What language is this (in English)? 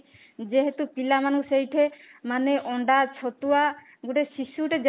Odia